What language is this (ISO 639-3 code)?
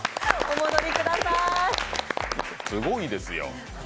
jpn